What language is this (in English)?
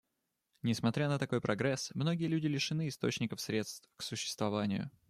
Russian